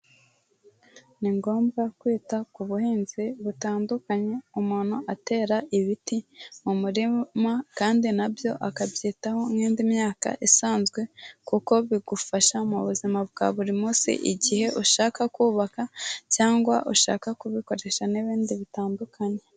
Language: Kinyarwanda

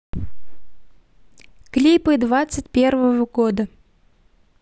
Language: Russian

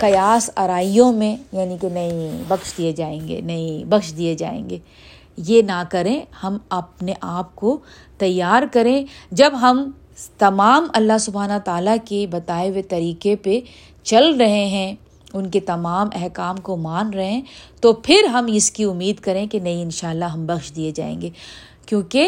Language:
Urdu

